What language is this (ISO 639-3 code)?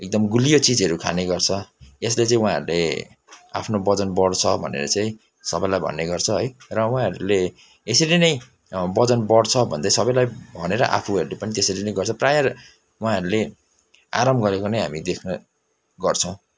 nep